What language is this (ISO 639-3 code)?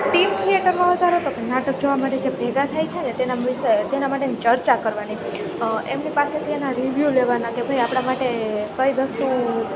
guj